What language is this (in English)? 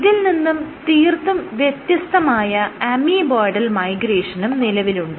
Malayalam